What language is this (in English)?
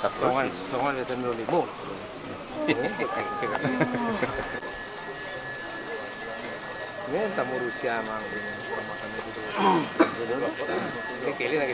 Indonesian